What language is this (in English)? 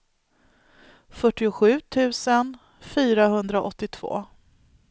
Swedish